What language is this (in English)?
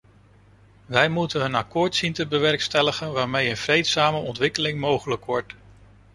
Dutch